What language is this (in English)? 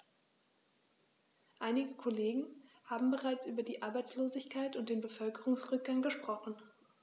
German